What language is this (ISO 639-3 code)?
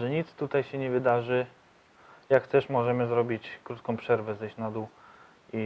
pol